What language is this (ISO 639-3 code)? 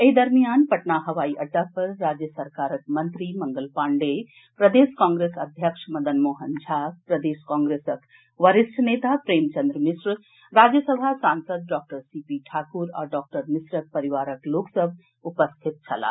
mai